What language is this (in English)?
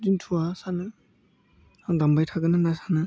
Bodo